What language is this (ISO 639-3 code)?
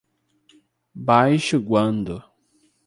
por